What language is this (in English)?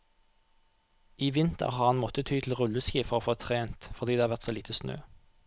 Norwegian